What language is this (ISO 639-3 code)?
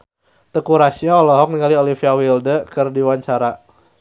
sun